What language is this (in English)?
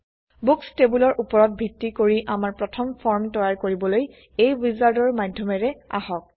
Assamese